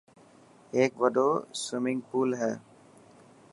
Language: Dhatki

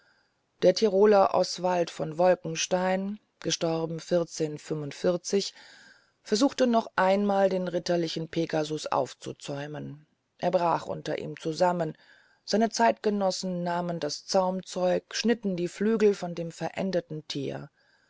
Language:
German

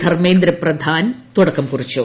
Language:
Malayalam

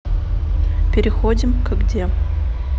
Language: Russian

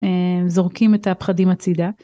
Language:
Hebrew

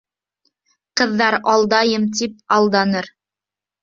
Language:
Bashkir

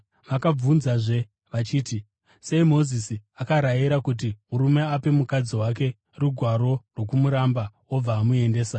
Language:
Shona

